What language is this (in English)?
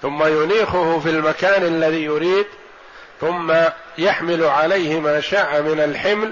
Arabic